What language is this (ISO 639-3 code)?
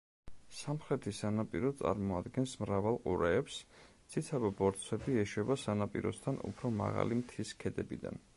kat